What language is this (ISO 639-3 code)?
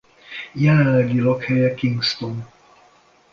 hun